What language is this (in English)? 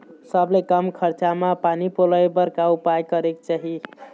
Chhattisgarhi